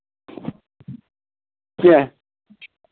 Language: Kashmiri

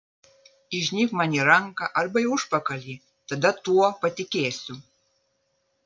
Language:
Lithuanian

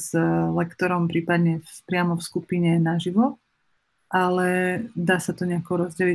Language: Slovak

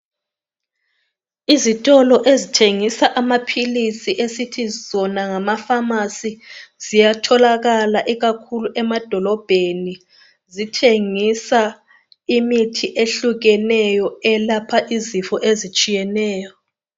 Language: North Ndebele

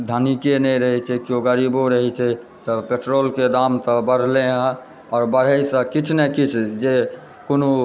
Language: Maithili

